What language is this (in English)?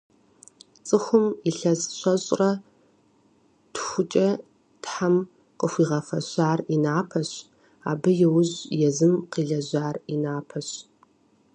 Kabardian